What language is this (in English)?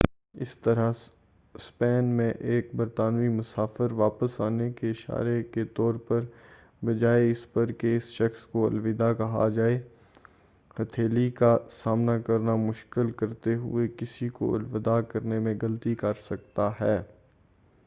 Urdu